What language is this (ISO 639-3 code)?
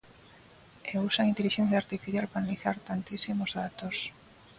glg